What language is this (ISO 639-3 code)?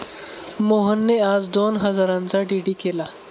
mar